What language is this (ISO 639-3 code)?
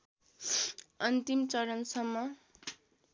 nep